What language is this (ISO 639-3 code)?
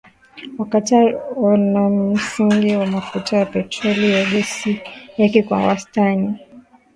swa